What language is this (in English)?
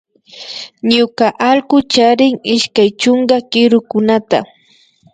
Imbabura Highland Quichua